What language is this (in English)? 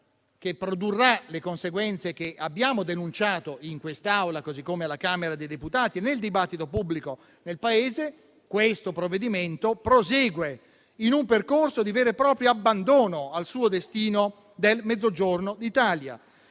Italian